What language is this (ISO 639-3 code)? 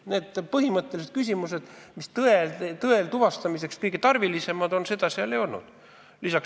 est